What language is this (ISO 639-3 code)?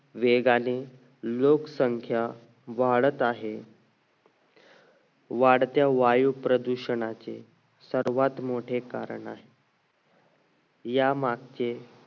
mar